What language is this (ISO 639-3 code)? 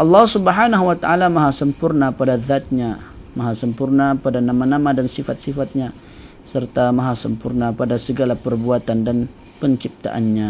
msa